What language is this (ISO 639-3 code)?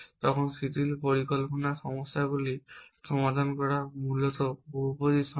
ben